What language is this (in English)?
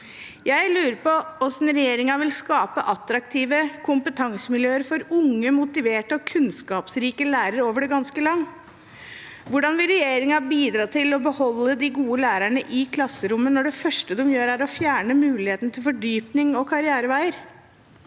Norwegian